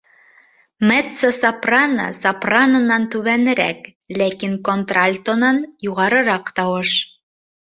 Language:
Bashkir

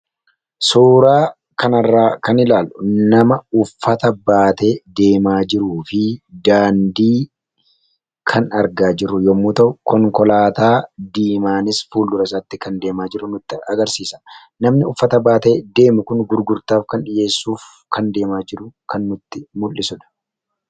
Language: Oromo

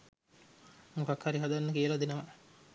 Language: Sinhala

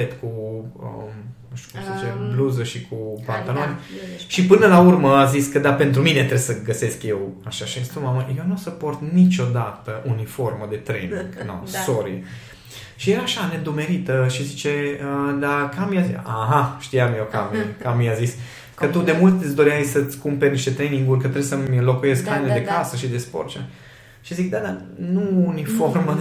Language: Romanian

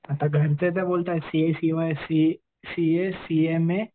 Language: Marathi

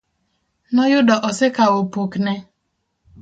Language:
Luo (Kenya and Tanzania)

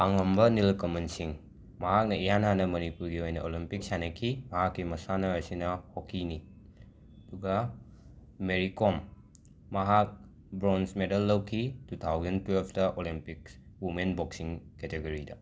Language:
Manipuri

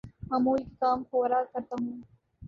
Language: Urdu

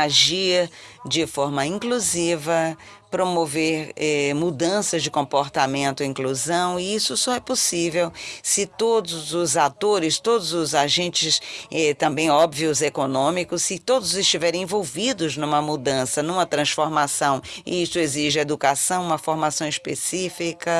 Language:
Portuguese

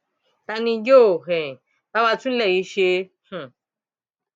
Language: Yoruba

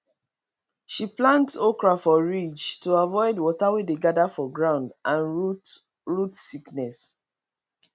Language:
Nigerian Pidgin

